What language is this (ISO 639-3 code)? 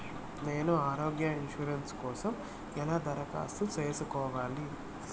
tel